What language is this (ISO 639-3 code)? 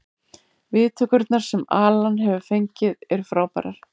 isl